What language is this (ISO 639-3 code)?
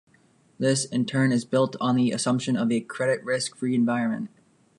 eng